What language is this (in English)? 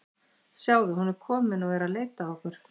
Icelandic